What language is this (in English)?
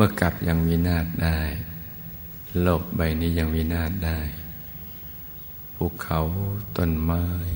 Thai